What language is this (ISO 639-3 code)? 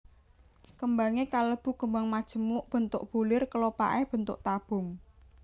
jav